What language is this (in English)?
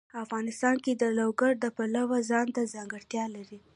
Pashto